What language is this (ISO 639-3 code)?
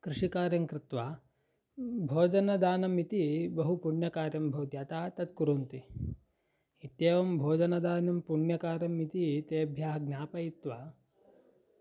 san